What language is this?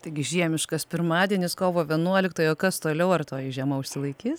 Lithuanian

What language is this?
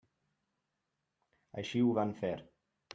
Catalan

